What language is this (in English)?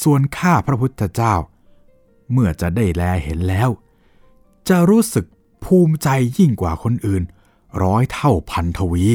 Thai